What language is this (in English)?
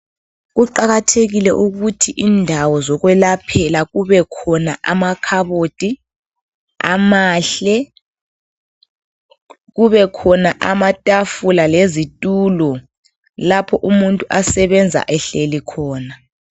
North Ndebele